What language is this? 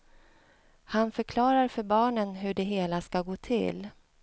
Swedish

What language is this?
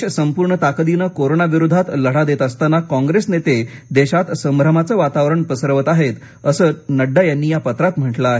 Marathi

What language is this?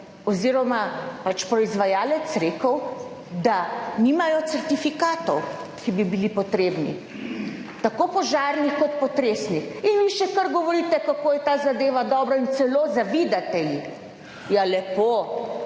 Slovenian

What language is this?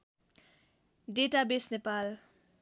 Nepali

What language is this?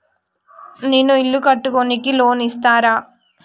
Telugu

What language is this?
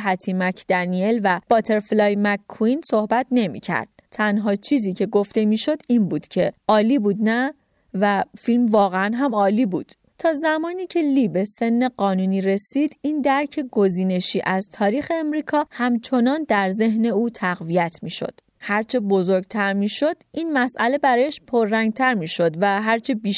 Persian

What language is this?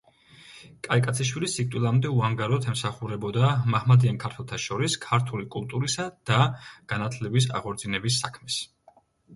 Georgian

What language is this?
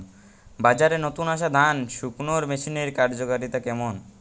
Bangla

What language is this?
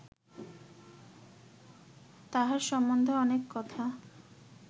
Bangla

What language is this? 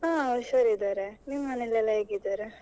Kannada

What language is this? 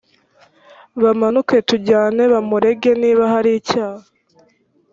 Kinyarwanda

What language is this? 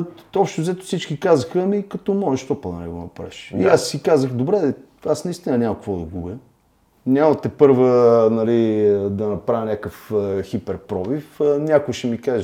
Bulgarian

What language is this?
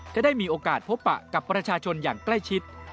Thai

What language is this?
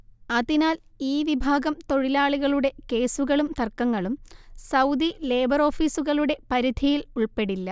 Malayalam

